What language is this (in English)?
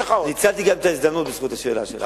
Hebrew